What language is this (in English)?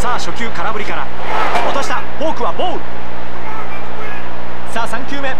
Japanese